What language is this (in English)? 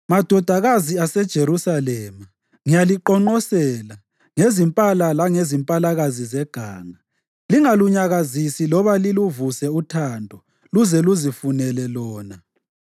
North Ndebele